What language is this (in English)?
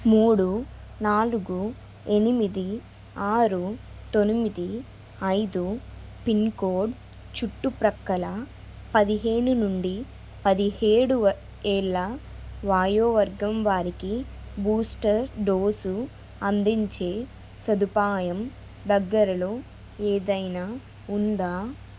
Telugu